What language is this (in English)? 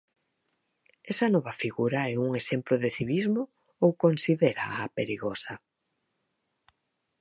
Galician